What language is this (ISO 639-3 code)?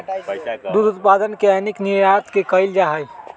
mag